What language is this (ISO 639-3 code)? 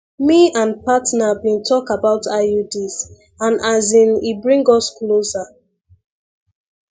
pcm